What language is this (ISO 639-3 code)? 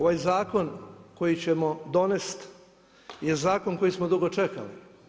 hrv